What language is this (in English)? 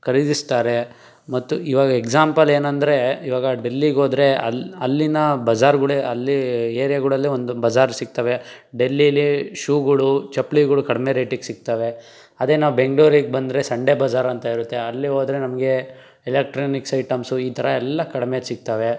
Kannada